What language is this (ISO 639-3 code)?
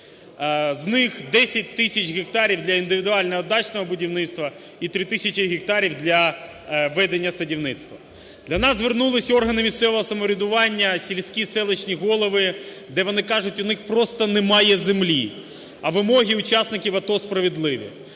ukr